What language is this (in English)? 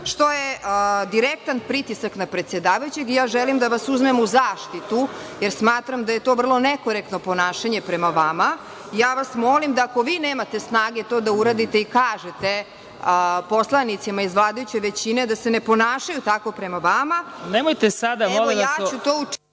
Serbian